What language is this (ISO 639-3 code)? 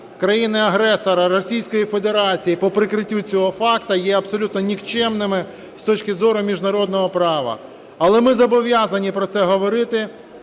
ukr